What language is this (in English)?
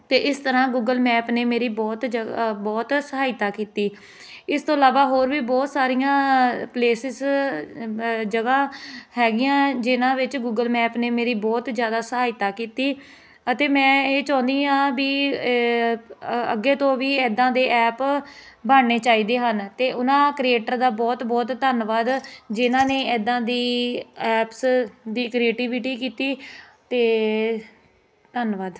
Punjabi